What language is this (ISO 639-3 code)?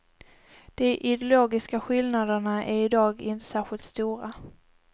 swe